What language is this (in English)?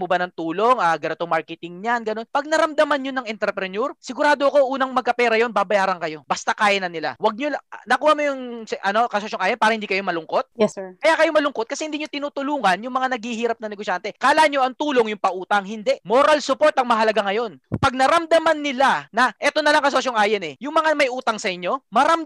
Filipino